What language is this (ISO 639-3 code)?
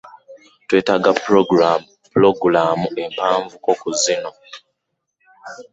lug